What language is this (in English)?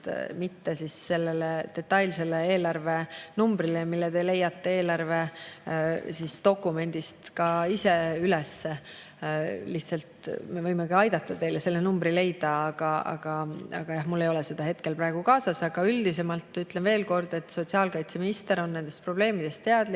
Estonian